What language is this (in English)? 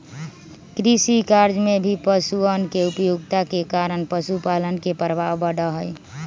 Magahi